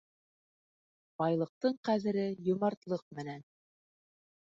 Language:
Bashkir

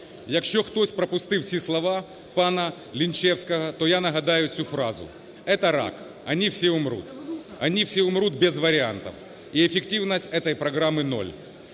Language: Ukrainian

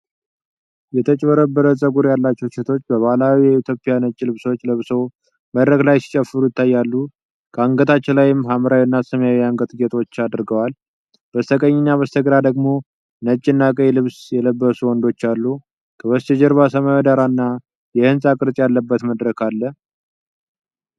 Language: Amharic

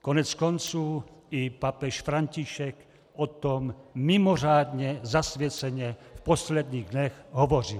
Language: Czech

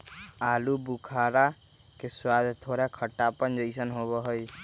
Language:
Magahi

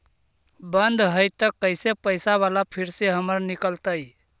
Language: Magahi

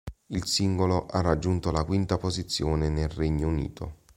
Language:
Italian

